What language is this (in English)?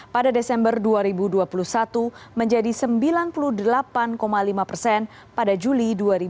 Indonesian